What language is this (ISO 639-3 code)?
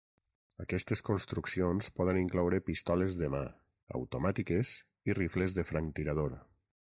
cat